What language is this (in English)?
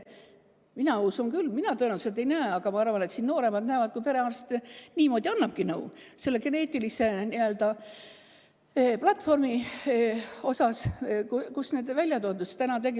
Estonian